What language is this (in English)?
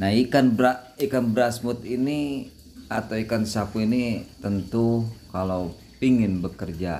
Indonesian